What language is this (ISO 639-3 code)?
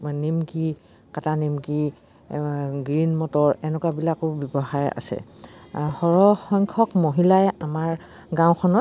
asm